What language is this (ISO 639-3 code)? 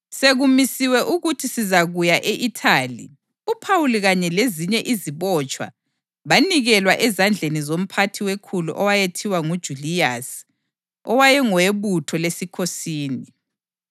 nde